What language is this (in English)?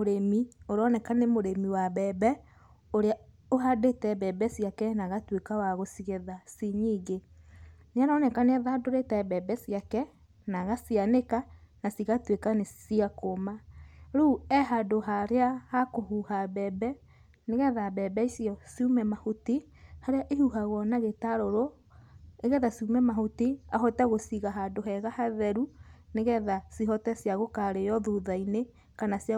Kikuyu